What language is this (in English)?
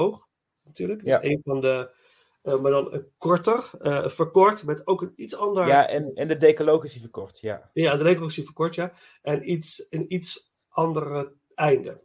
Dutch